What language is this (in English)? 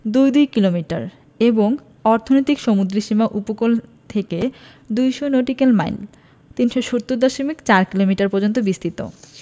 Bangla